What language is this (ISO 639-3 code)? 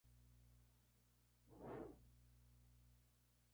spa